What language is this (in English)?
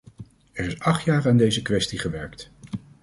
Dutch